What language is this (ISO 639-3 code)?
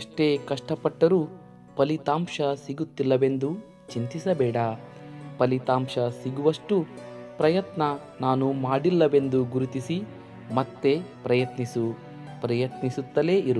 kan